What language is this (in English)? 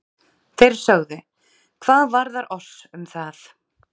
Icelandic